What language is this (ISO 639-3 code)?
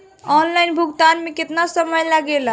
bho